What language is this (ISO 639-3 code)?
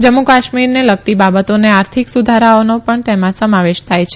guj